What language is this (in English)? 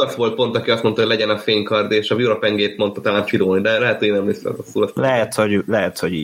Hungarian